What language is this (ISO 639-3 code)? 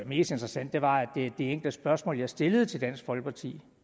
dan